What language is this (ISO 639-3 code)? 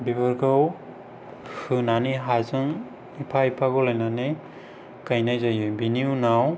brx